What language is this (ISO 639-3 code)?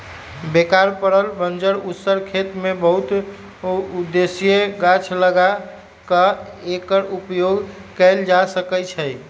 mag